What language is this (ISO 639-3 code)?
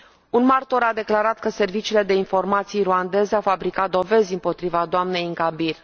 ron